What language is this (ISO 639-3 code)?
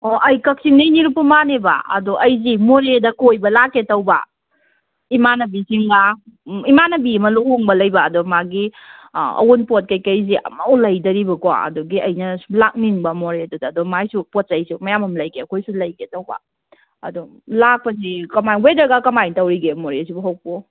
mni